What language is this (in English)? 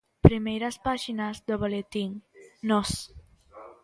Galician